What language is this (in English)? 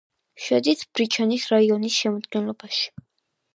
Georgian